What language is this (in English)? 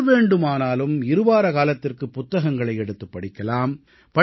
Tamil